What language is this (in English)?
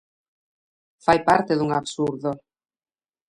Galician